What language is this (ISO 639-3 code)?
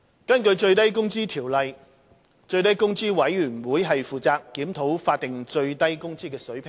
yue